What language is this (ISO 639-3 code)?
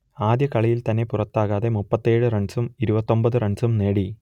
mal